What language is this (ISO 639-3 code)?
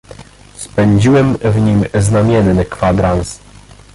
pol